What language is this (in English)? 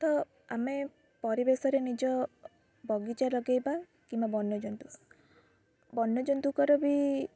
Odia